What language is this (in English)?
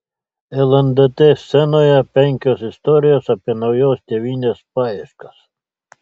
Lithuanian